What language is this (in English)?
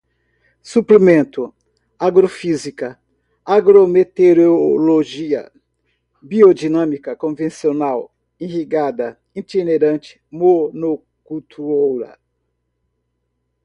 Portuguese